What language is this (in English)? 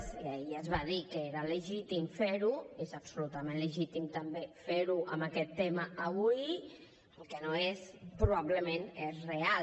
Catalan